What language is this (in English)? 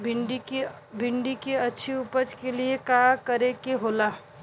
Bhojpuri